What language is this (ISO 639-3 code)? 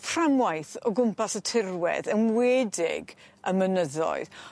cym